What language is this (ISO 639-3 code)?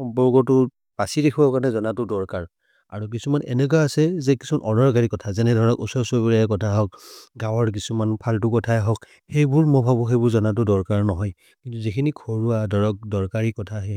mrr